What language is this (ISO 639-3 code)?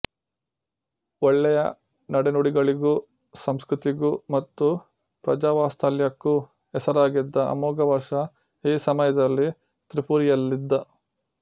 kan